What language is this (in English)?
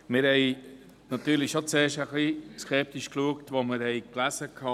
Swiss German